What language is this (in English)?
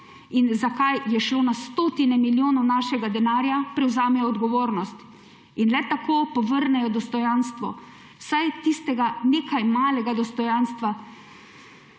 Slovenian